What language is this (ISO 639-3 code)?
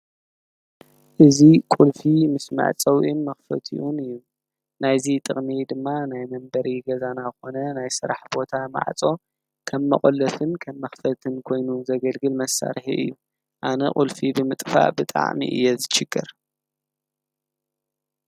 tir